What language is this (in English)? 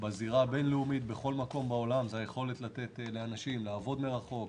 Hebrew